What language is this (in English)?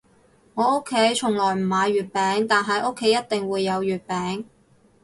Cantonese